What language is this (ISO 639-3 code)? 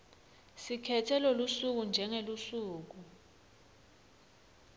ssw